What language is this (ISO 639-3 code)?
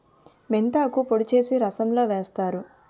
tel